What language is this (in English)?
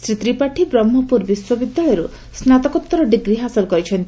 Odia